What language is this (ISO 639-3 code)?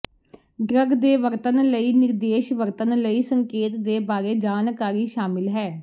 pan